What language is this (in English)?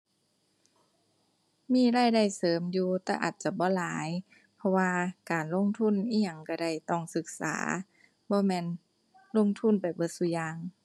Thai